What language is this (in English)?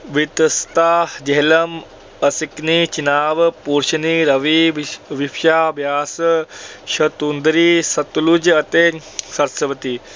Punjabi